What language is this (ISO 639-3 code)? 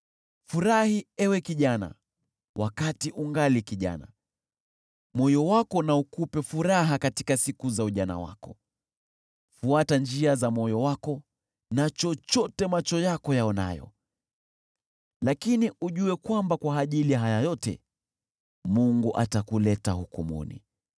swa